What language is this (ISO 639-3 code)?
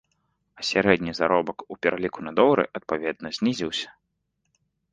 bel